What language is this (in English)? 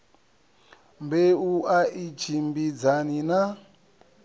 Venda